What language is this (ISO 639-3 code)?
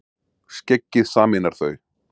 isl